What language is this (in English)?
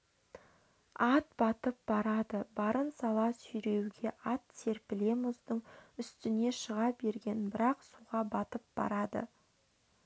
Kazakh